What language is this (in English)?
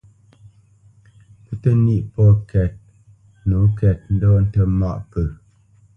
Bamenyam